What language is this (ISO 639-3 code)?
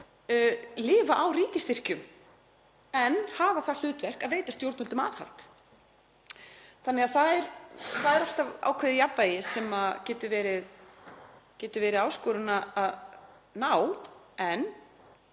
isl